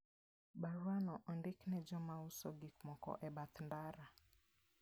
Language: Luo (Kenya and Tanzania)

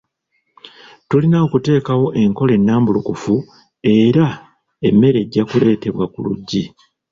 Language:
Ganda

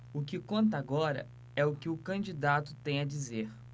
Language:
Portuguese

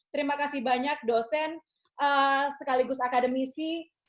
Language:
Indonesian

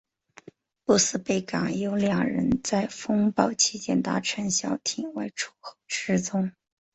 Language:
Chinese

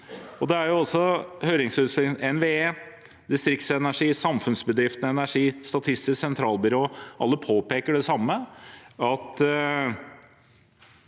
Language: Norwegian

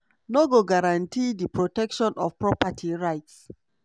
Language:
Nigerian Pidgin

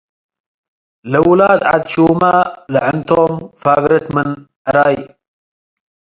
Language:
Tigre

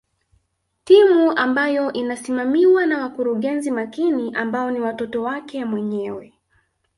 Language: Swahili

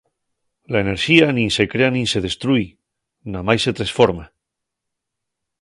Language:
Asturian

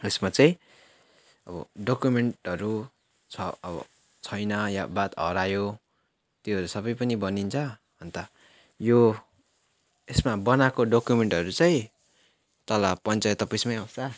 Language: Nepali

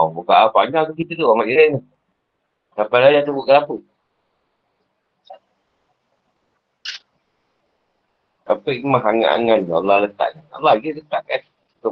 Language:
Malay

